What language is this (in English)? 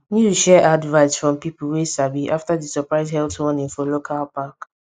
Nigerian Pidgin